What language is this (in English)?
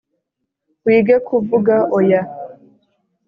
Kinyarwanda